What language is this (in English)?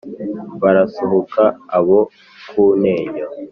Kinyarwanda